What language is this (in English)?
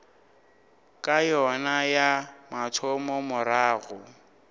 Northern Sotho